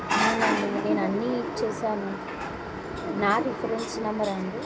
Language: Telugu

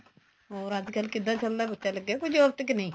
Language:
Punjabi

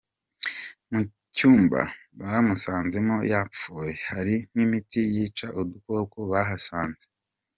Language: Kinyarwanda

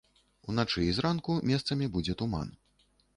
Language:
Belarusian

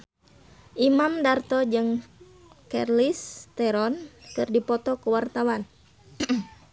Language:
Sundanese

